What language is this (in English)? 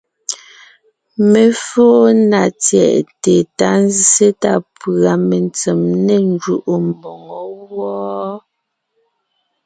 Ngiemboon